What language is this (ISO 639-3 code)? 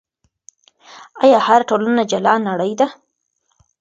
pus